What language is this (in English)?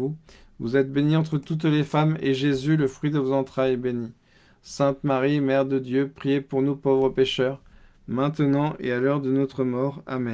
French